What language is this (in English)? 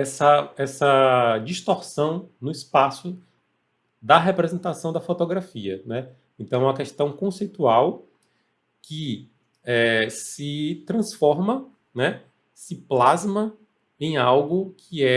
Portuguese